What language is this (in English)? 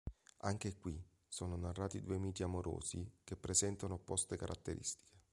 Italian